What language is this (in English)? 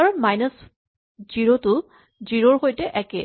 Assamese